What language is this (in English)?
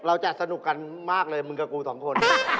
Thai